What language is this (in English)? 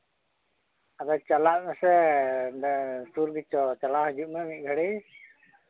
Santali